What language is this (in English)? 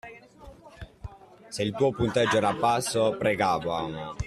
Italian